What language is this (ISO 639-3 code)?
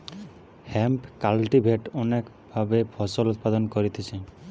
ben